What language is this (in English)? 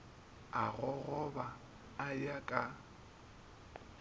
Northern Sotho